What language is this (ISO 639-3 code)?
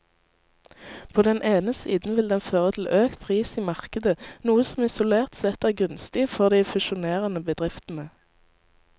nor